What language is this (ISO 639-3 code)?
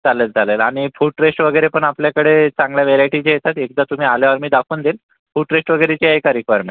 mar